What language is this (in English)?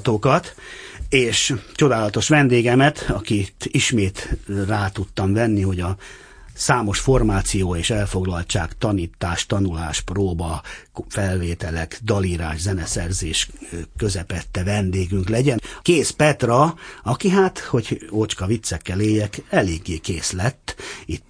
Hungarian